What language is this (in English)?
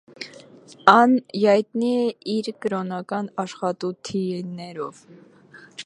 Armenian